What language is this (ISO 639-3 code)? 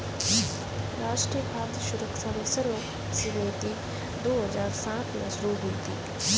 hin